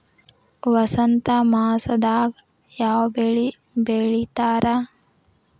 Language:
Kannada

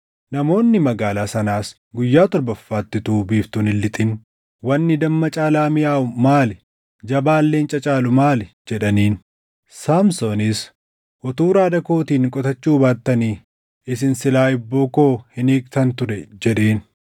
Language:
Oromo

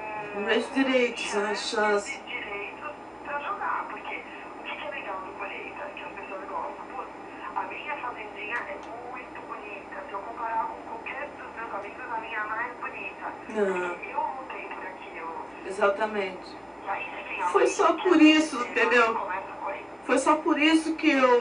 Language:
Portuguese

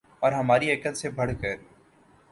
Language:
Urdu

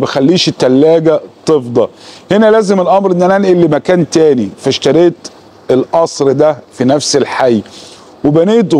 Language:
Arabic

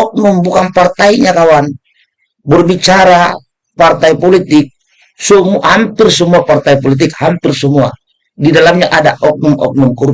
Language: Indonesian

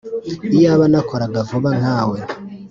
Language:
Kinyarwanda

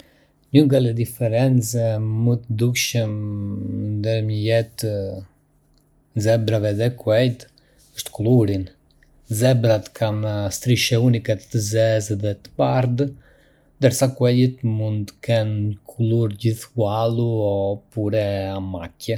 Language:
Arbëreshë Albanian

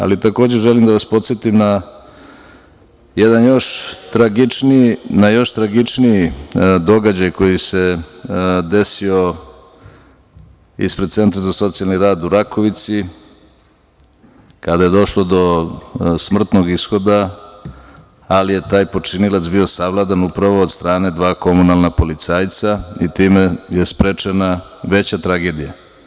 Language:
Serbian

